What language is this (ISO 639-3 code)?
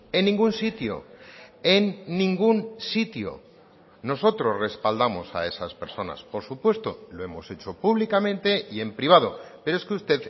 spa